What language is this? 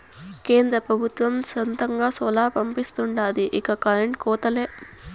Telugu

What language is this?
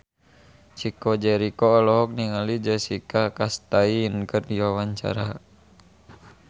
Sundanese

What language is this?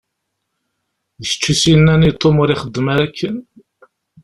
Kabyle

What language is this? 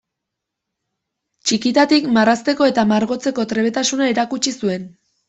Basque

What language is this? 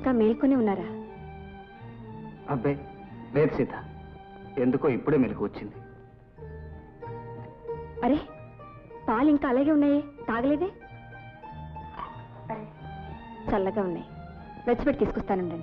Indonesian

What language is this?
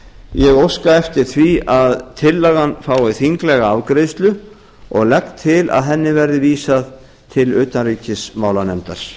Icelandic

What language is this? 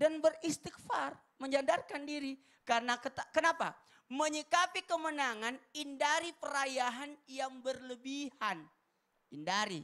Indonesian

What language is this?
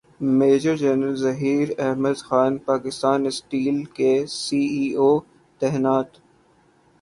Urdu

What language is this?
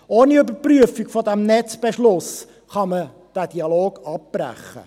Swiss German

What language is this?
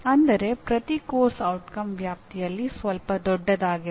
Kannada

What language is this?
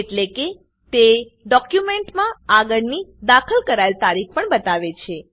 Gujarati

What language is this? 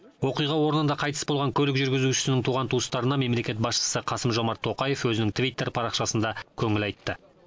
Kazakh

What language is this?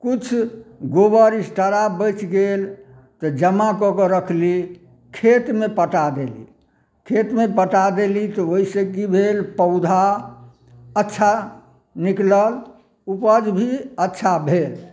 Maithili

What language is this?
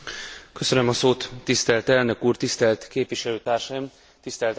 Hungarian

